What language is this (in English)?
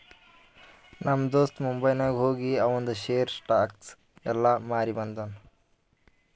Kannada